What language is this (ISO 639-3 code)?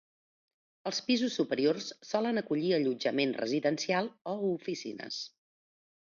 cat